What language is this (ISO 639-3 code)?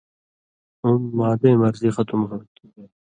mvy